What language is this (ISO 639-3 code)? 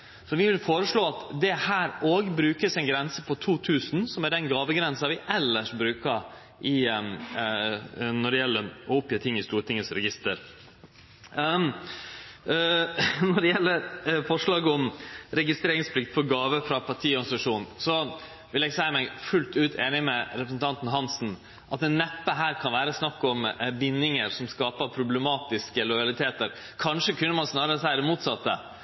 nno